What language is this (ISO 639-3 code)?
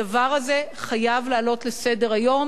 heb